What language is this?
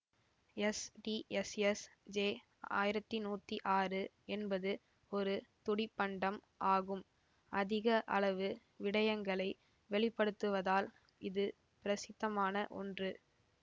Tamil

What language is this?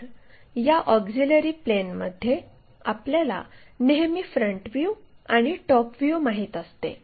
Marathi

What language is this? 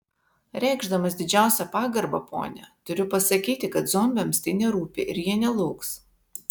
Lithuanian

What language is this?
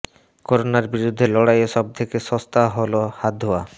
Bangla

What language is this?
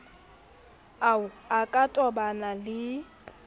Southern Sotho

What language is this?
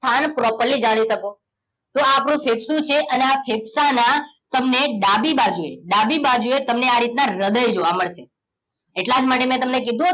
Gujarati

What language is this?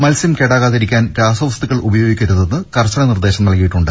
Malayalam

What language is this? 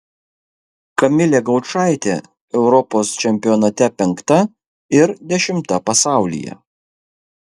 Lithuanian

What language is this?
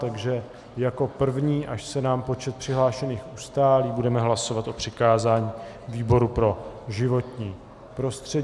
Czech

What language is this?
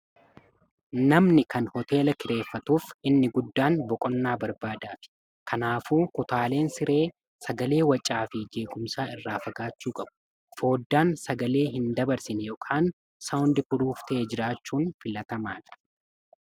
Oromo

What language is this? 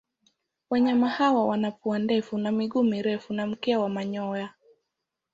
Swahili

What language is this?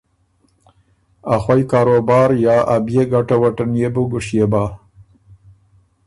Ormuri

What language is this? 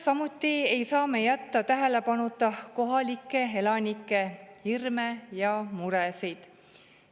Estonian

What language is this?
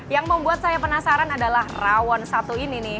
Indonesian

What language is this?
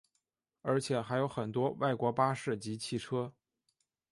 Chinese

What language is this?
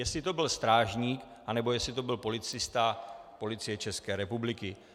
Czech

